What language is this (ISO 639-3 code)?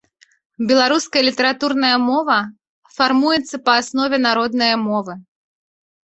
bel